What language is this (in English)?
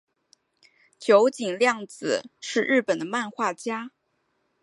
Chinese